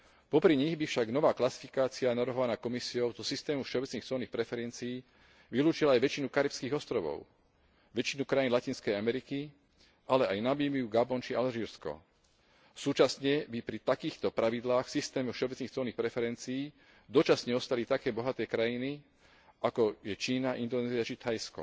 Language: Slovak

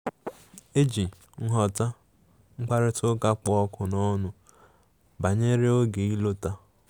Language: Igbo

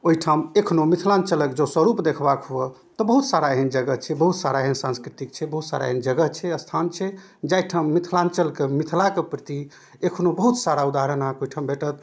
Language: Maithili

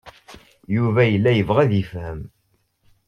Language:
Kabyle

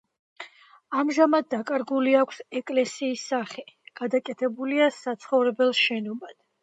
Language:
Georgian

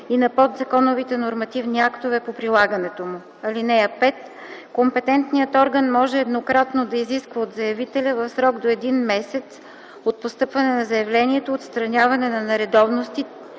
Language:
Bulgarian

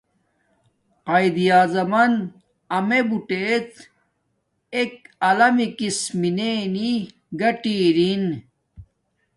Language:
Domaaki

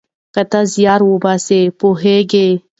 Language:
Pashto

